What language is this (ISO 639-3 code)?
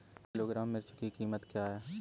hin